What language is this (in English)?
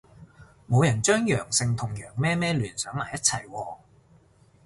Cantonese